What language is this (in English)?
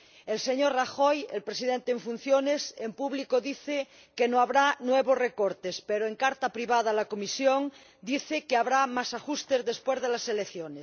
Spanish